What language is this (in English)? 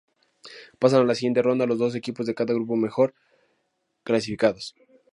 Spanish